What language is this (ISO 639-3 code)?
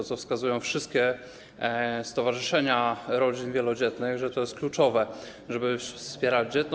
pol